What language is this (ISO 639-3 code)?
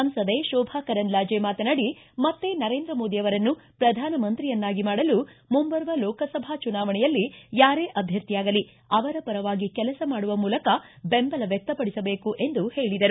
kan